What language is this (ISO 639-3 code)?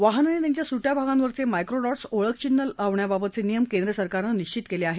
mar